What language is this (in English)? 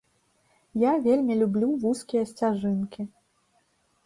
Belarusian